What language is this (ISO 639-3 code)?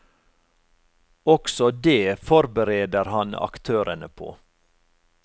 nor